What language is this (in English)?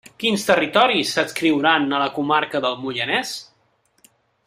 Catalan